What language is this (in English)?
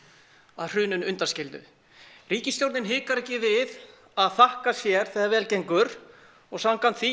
Icelandic